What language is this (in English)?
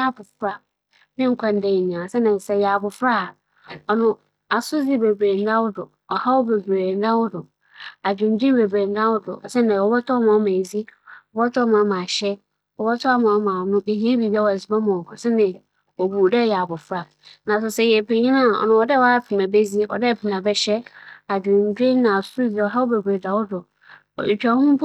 Akan